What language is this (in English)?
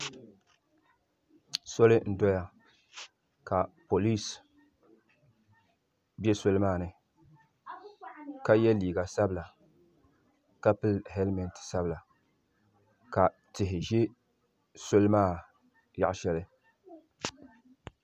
Dagbani